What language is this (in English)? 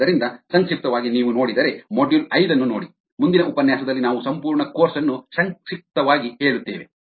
Kannada